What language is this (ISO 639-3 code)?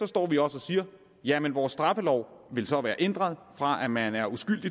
dan